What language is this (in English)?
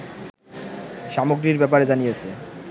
Bangla